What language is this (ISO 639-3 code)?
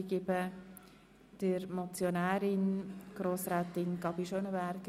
gsw